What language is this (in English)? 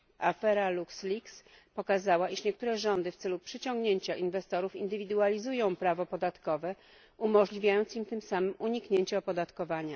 Polish